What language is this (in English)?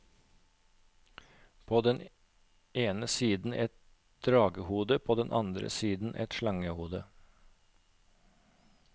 Norwegian